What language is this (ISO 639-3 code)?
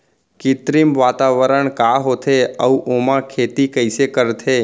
hne